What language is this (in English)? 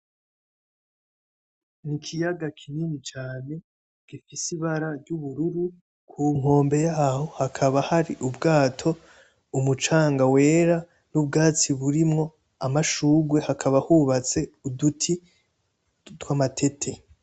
Rundi